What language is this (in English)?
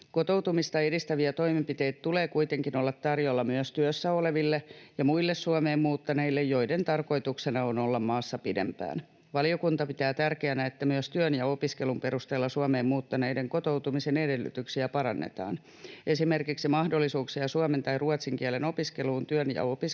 Finnish